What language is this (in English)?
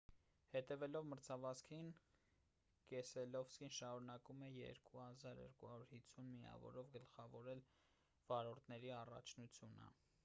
Armenian